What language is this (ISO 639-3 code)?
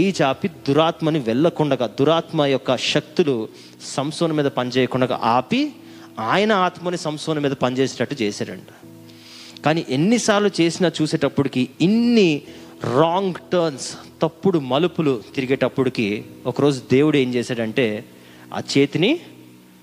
tel